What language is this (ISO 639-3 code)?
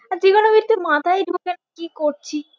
ben